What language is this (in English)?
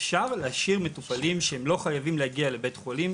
Hebrew